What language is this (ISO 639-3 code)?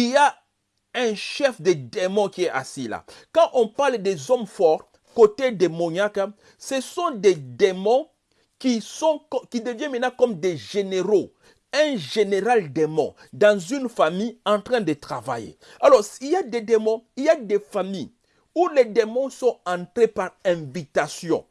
fra